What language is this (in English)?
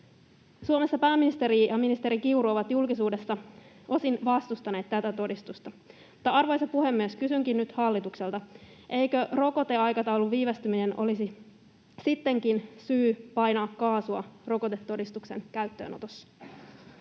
Finnish